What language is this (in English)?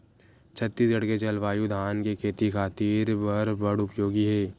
Chhattisgarhi